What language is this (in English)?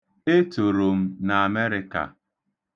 Igbo